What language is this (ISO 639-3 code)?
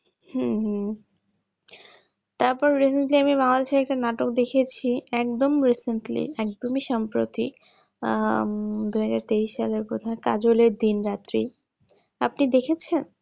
ben